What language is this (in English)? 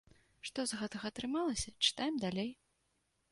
Belarusian